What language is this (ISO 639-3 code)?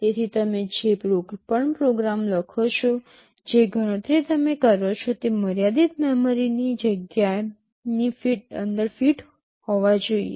guj